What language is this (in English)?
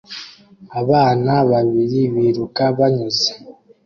Kinyarwanda